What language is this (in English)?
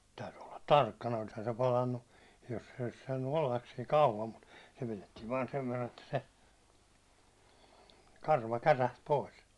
Finnish